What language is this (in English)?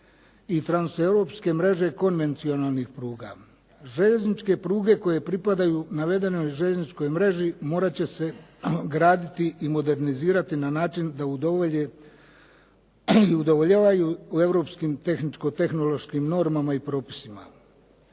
Croatian